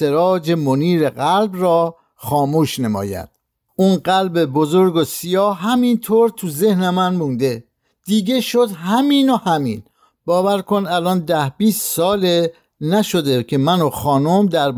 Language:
Persian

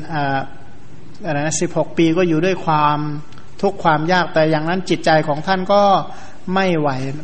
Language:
Thai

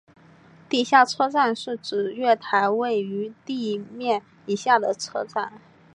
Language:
Chinese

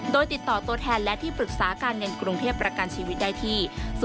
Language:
Thai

